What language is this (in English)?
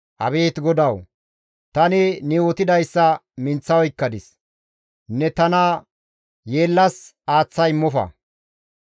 Gamo